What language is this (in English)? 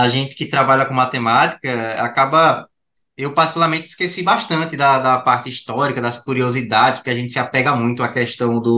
Portuguese